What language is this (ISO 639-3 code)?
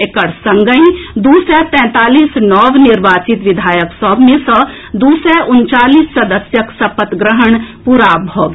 mai